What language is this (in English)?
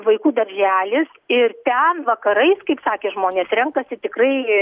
Lithuanian